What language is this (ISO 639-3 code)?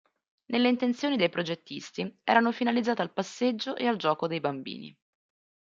ita